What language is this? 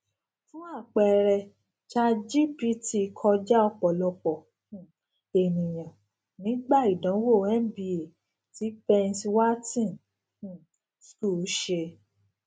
Yoruba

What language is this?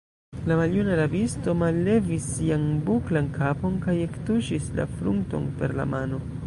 Esperanto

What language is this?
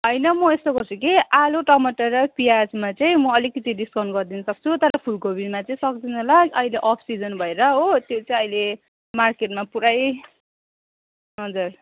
Nepali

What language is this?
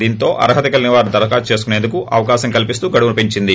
Telugu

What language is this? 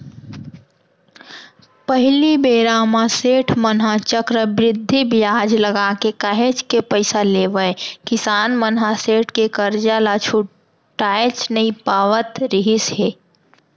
Chhattisgarhi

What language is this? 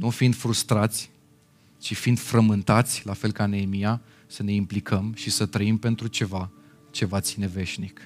Romanian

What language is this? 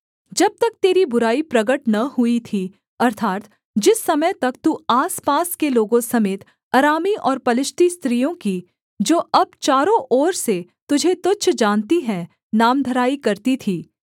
Hindi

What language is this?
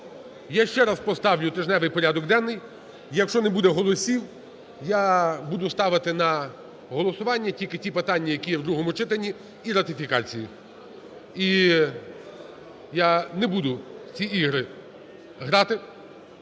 Ukrainian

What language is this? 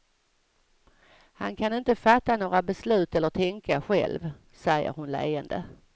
Swedish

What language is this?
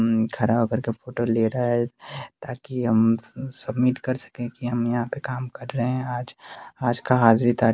Hindi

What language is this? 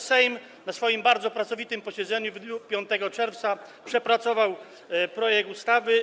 Polish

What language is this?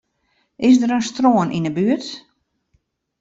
Western Frisian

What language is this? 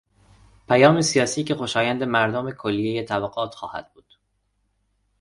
Persian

